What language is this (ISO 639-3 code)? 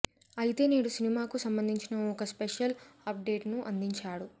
tel